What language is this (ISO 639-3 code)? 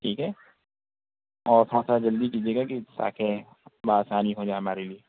urd